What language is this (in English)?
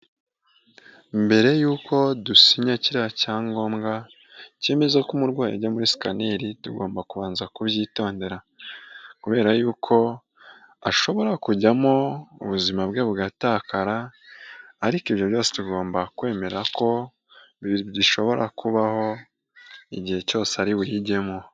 Kinyarwanda